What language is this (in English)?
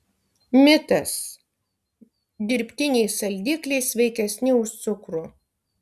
Lithuanian